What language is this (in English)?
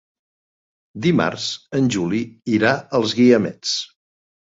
Catalan